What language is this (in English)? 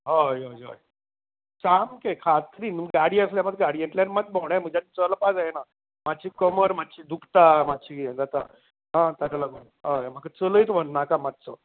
Konkani